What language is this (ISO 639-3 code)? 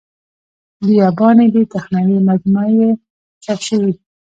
pus